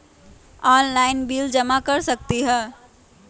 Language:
Magahi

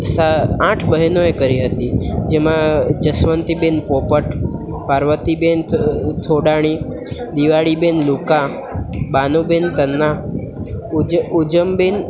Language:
Gujarati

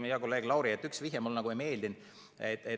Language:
Estonian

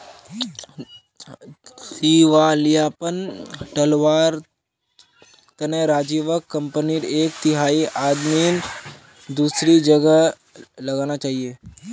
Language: Magahi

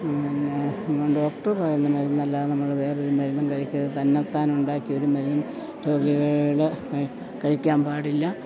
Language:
Malayalam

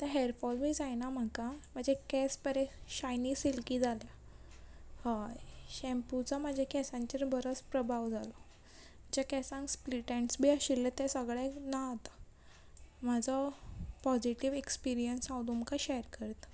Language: Konkani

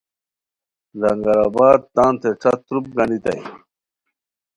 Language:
Khowar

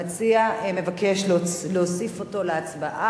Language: Hebrew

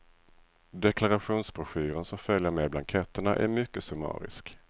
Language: Swedish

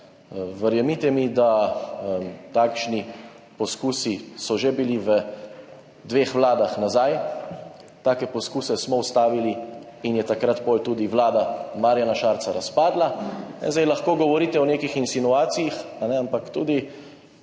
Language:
Slovenian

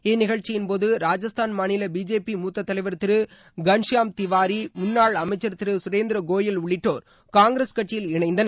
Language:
Tamil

